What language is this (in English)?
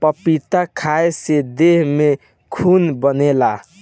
Bhojpuri